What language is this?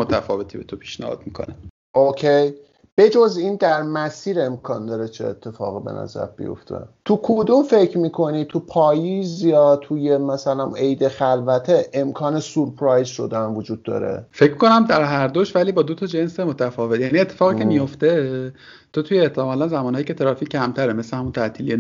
Persian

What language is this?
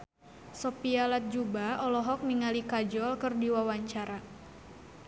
Sundanese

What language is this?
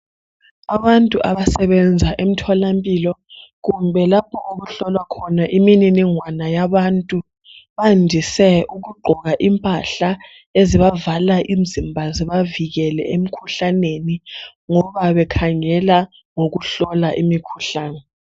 North Ndebele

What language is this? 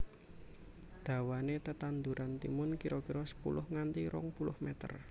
Javanese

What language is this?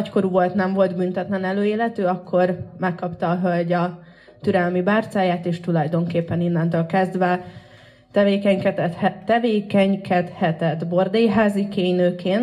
Hungarian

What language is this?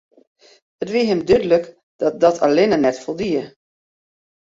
Western Frisian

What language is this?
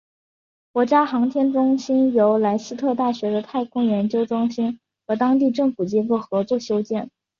Chinese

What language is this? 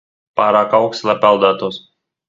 Latvian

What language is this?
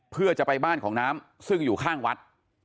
Thai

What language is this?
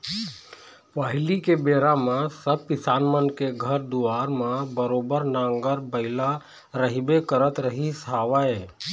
Chhattisgarhi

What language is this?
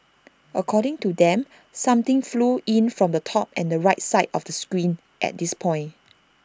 English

